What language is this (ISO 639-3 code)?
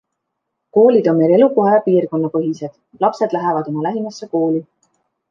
est